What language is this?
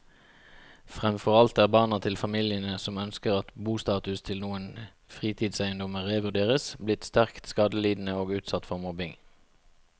Norwegian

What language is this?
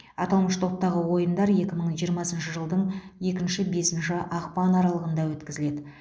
Kazakh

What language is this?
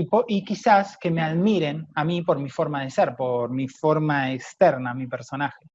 Spanish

